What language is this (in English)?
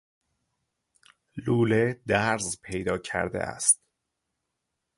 Persian